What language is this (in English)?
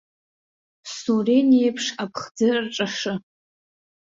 Abkhazian